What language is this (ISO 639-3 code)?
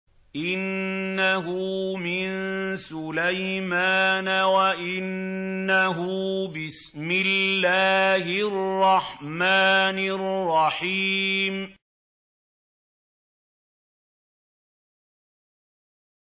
ara